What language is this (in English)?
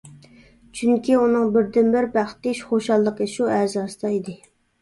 Uyghur